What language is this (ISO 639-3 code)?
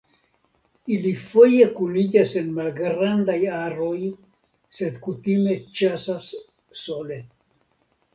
epo